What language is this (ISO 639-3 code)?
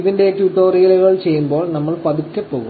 mal